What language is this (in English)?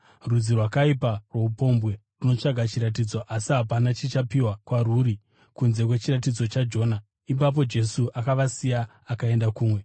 Shona